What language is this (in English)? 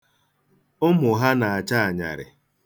Igbo